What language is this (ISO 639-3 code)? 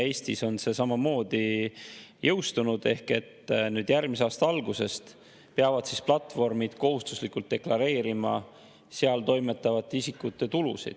est